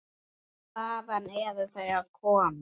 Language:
Icelandic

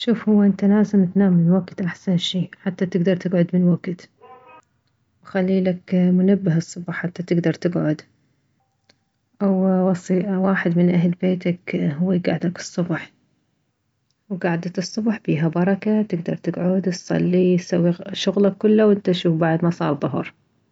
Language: Mesopotamian Arabic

